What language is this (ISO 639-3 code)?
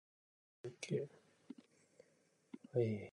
jpn